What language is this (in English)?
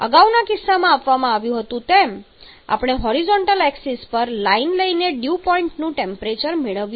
Gujarati